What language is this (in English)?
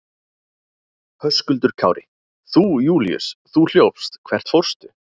Icelandic